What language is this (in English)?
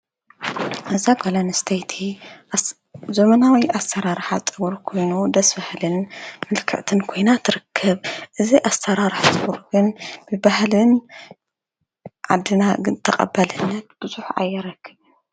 Tigrinya